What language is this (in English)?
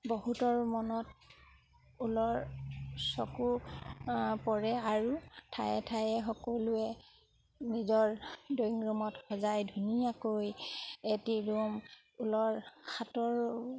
Assamese